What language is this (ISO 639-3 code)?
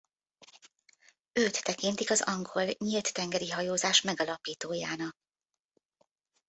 hun